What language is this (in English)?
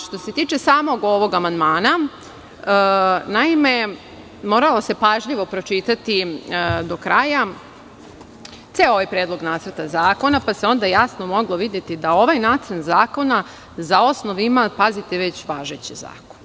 Serbian